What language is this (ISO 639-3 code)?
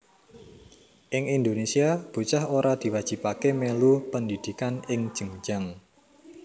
jav